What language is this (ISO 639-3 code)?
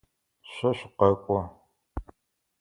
ady